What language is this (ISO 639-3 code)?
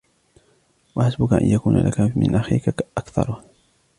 ara